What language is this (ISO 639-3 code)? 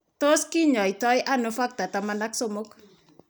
kln